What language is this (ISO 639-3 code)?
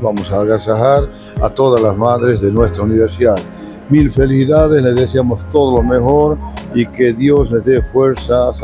spa